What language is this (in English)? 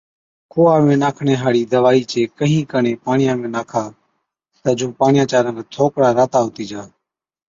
Od